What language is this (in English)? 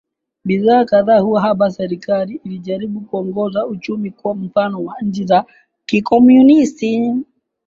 Swahili